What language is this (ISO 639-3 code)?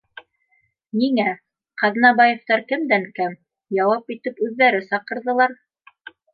bak